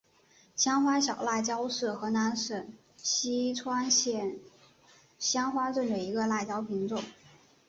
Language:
Chinese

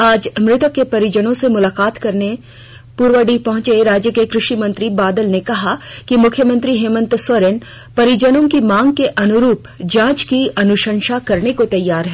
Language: Hindi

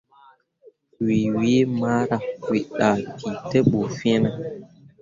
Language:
Mundang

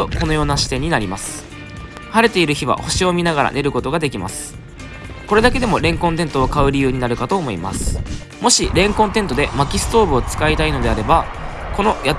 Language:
Japanese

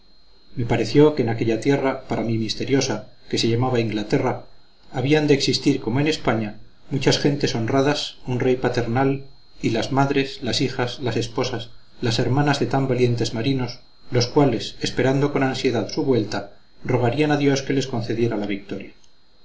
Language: Spanish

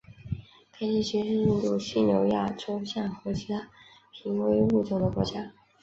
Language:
Chinese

